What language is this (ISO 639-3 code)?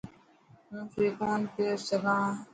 mki